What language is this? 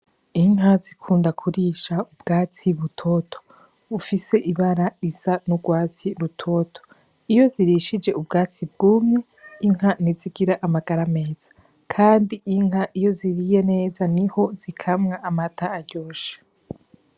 Rundi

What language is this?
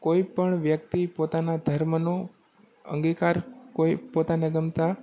Gujarati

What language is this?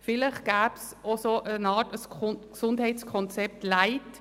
Swiss German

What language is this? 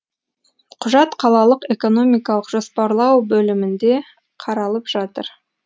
Kazakh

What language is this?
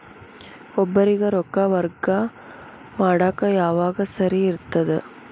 Kannada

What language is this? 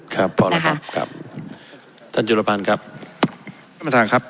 Thai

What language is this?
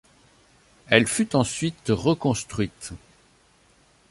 French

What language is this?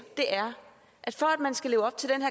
Danish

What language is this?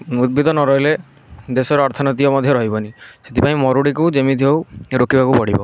Odia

